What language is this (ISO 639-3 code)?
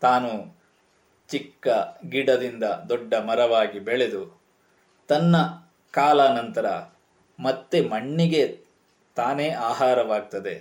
kan